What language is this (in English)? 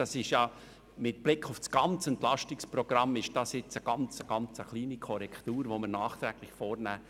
Swiss German